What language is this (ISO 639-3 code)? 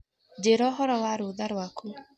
kik